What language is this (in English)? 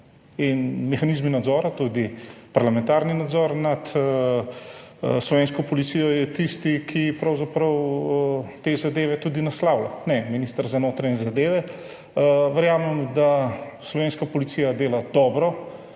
Slovenian